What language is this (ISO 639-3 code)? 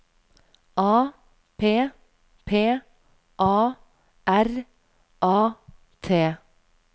nor